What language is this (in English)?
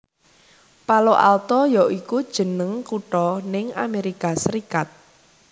Javanese